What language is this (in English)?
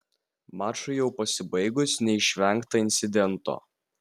Lithuanian